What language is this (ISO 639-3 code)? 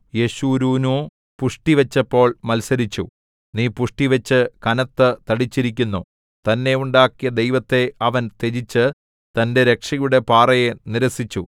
mal